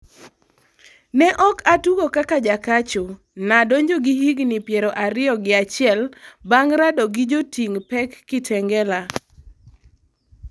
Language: Luo (Kenya and Tanzania)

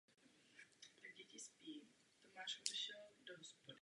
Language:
Czech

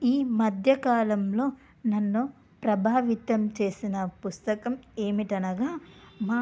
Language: Telugu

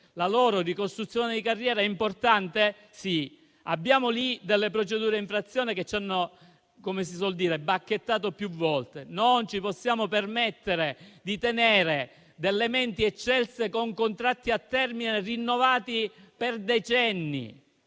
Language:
Italian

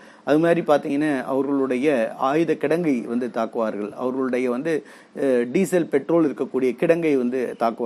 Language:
Tamil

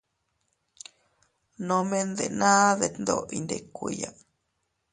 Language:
Teutila Cuicatec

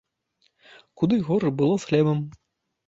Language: Belarusian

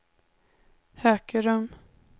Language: Swedish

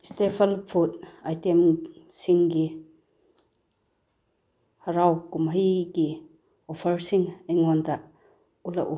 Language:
Manipuri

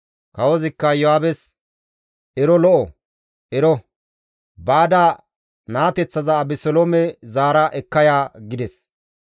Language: Gamo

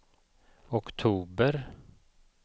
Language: Swedish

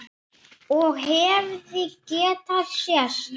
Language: Icelandic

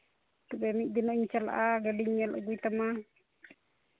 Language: Santali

